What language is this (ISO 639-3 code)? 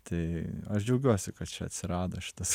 lit